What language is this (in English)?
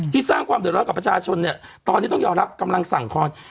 Thai